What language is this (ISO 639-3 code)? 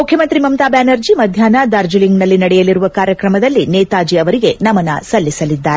kan